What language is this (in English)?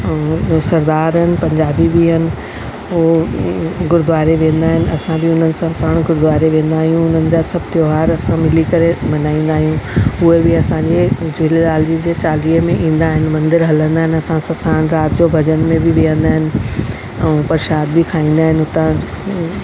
Sindhi